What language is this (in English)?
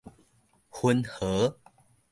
Min Nan Chinese